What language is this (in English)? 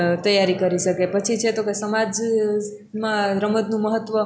Gujarati